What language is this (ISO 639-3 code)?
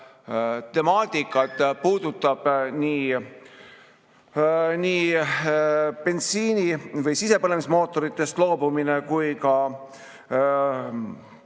est